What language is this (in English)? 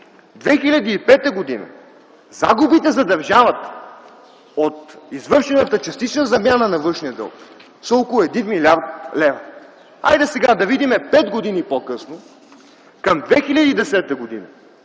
Bulgarian